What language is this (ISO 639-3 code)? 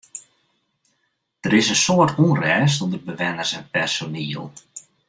fry